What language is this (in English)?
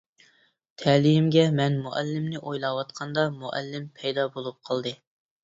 Uyghur